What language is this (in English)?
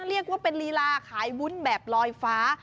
Thai